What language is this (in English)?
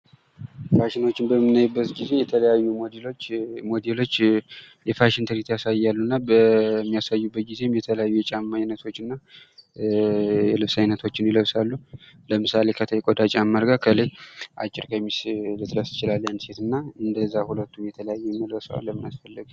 Amharic